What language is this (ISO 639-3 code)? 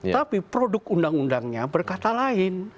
ind